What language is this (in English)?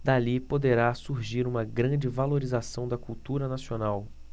Portuguese